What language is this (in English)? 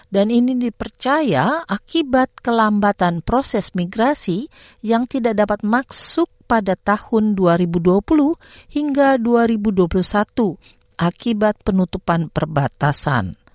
Indonesian